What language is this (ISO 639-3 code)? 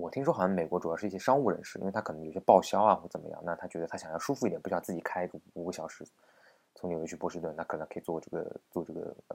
zho